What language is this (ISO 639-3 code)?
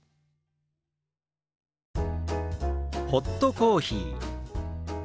jpn